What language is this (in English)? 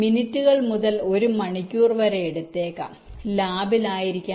Malayalam